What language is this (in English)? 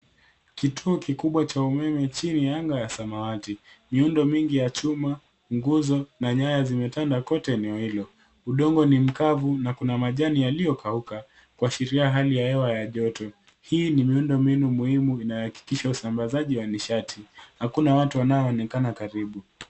Swahili